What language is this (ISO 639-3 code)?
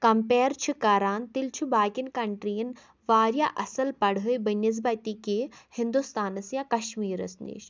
kas